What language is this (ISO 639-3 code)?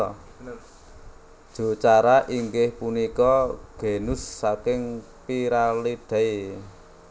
jav